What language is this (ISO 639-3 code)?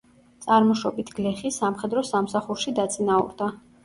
kat